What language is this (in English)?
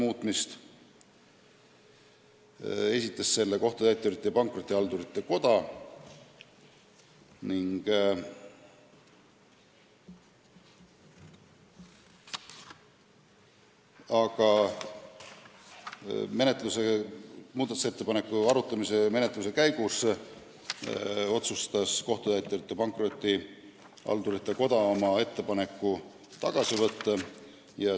Estonian